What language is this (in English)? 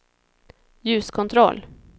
Swedish